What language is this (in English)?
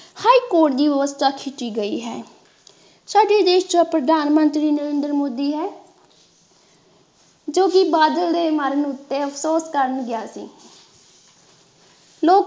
Punjabi